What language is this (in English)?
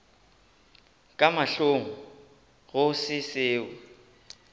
Northern Sotho